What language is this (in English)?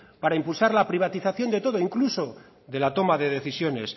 Spanish